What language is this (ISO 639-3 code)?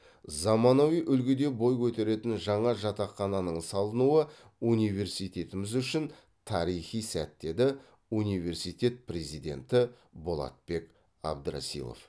kaz